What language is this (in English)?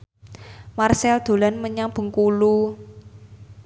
Javanese